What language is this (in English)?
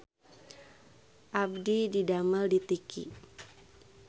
Sundanese